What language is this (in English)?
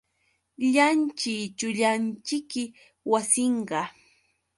Yauyos Quechua